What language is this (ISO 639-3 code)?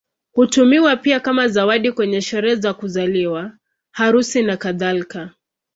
swa